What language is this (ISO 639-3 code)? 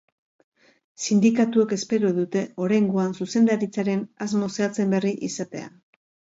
eus